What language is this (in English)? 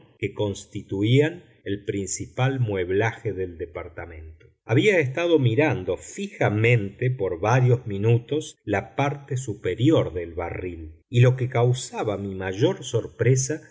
Spanish